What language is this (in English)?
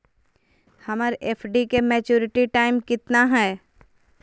Magahi